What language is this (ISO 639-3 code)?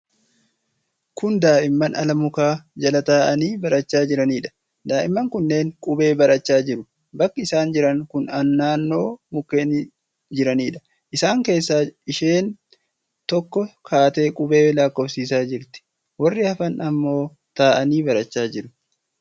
orm